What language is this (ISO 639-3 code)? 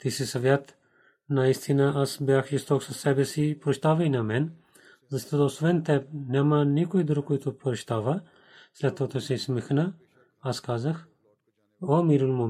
bul